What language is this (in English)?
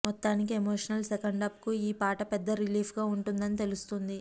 Telugu